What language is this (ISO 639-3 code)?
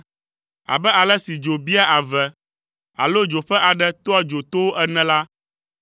ewe